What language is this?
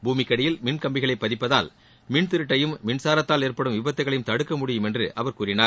Tamil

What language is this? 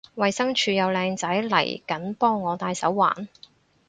Cantonese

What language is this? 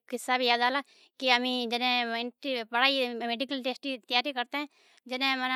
Od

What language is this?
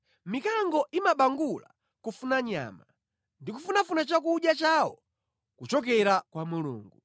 Nyanja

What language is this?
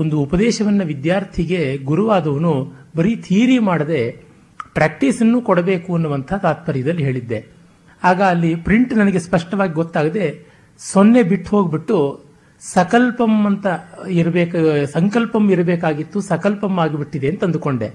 Kannada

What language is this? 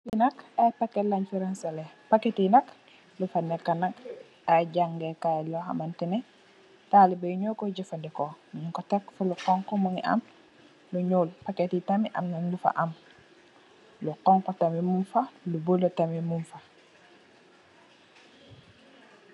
Wolof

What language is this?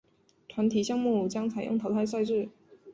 Chinese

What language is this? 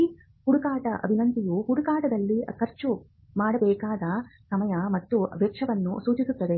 Kannada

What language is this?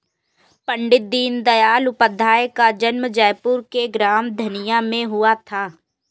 Hindi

